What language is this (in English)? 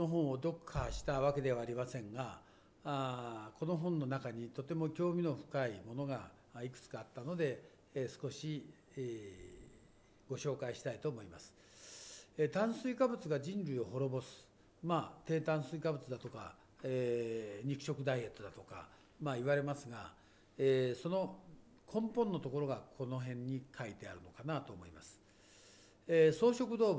Japanese